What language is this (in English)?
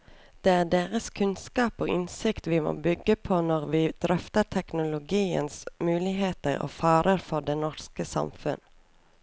Norwegian